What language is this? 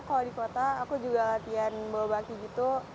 Indonesian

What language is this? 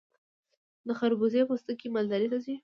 Pashto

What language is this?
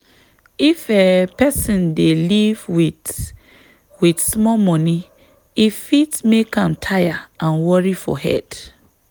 Nigerian Pidgin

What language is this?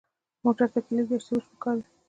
Pashto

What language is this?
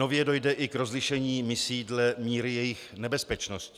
Czech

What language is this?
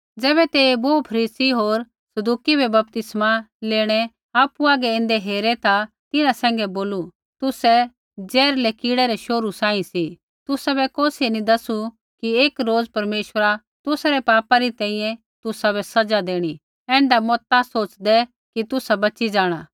Kullu Pahari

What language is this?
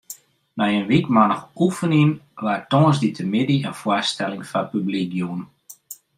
Western Frisian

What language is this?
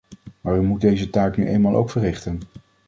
Dutch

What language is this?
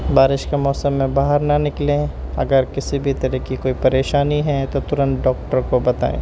Urdu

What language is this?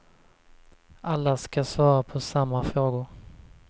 Swedish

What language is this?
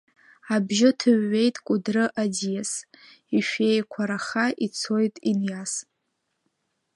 Abkhazian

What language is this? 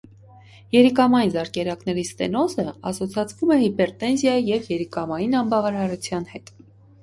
Armenian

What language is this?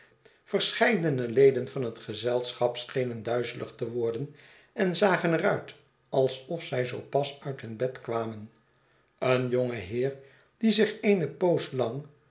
Dutch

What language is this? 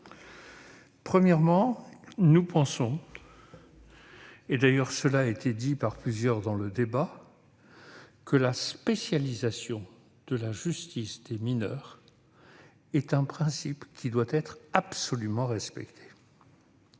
French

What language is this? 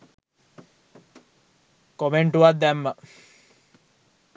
Sinhala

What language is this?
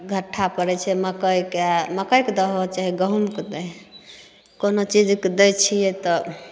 Maithili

